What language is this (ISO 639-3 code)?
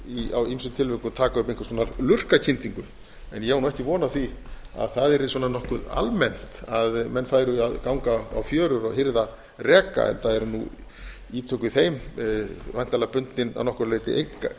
isl